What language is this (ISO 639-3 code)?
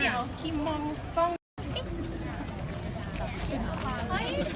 tha